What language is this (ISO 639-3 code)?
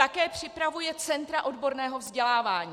ces